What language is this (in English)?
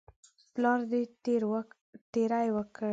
Pashto